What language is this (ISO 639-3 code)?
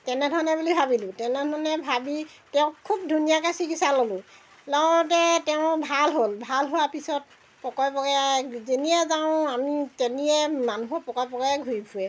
asm